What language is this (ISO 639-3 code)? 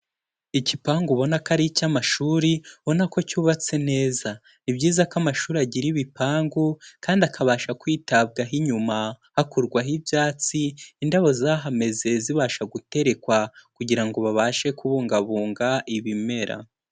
kin